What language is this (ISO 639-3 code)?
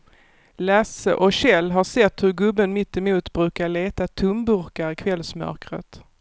swe